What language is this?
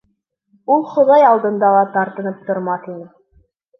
Bashkir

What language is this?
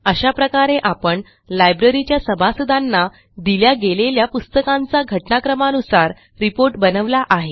Marathi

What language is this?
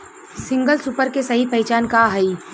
Bhojpuri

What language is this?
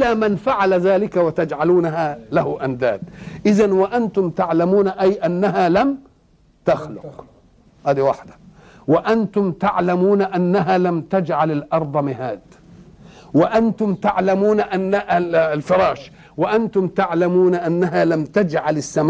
Arabic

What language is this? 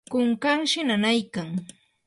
Yanahuanca Pasco Quechua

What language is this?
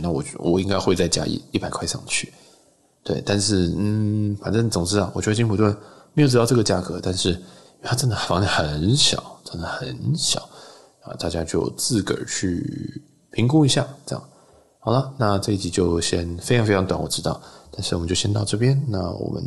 Chinese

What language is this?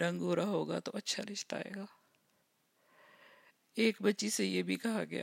Urdu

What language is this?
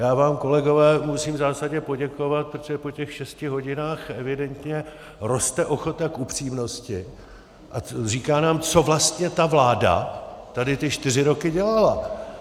Czech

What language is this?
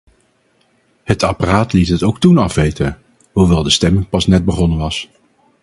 Dutch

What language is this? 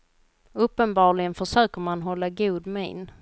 Swedish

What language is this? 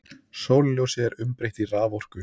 Icelandic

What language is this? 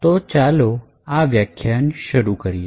Gujarati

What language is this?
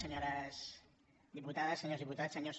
Catalan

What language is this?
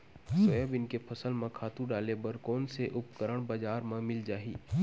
Chhattisgarhi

